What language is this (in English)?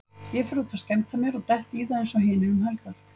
Icelandic